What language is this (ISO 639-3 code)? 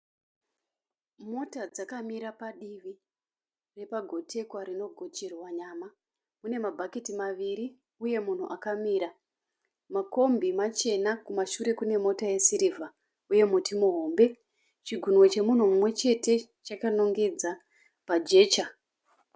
sna